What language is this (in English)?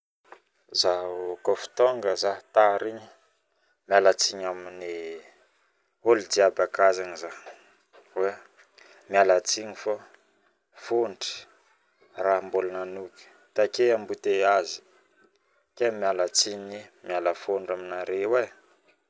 Northern Betsimisaraka Malagasy